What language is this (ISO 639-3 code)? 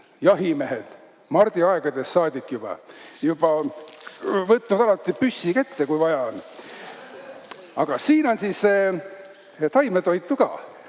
est